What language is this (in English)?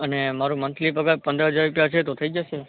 Gujarati